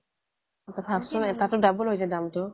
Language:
Assamese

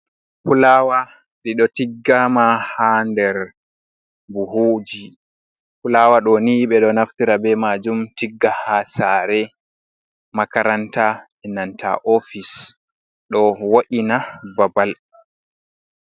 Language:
Fula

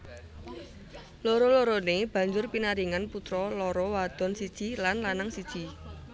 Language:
Javanese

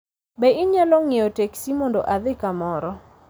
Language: Luo (Kenya and Tanzania)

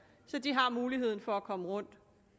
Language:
Danish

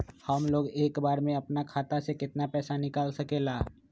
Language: Magahi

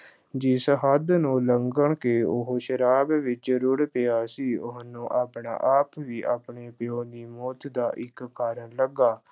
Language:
Punjabi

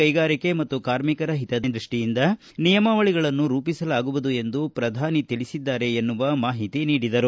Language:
Kannada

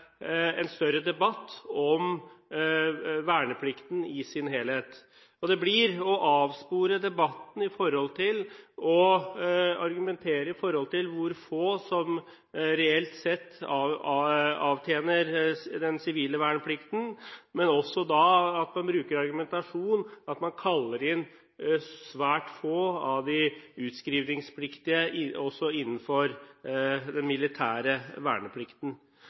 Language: Norwegian Bokmål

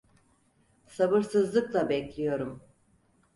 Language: Turkish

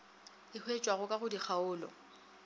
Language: Northern Sotho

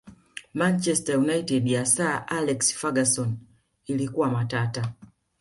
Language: Swahili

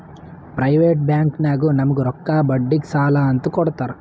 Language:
Kannada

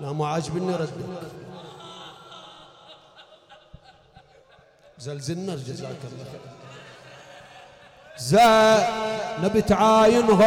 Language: Arabic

